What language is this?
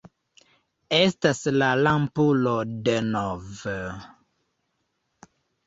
Esperanto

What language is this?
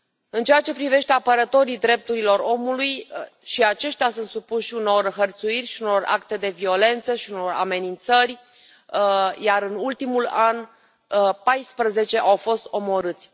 Romanian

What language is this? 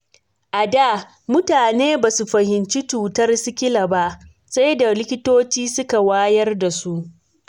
Hausa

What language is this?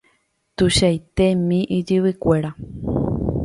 Guarani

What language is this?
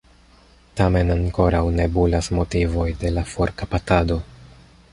Esperanto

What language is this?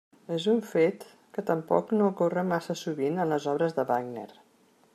Catalan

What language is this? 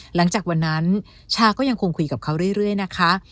Thai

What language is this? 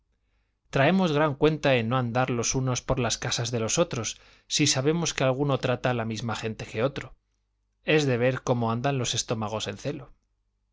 Spanish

